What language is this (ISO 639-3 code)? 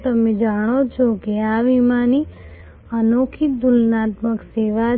guj